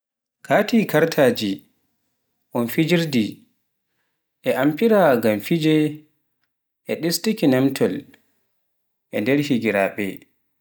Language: Pular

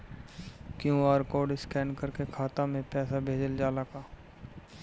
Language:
Bhojpuri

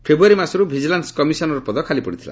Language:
Odia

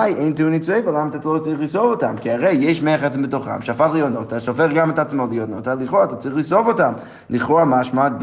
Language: Hebrew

